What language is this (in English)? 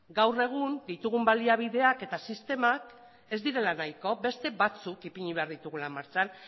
Basque